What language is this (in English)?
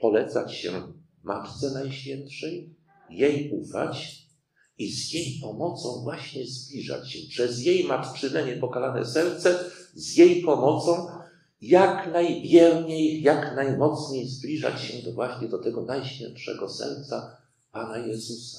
Polish